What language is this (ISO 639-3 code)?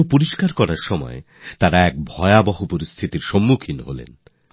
ben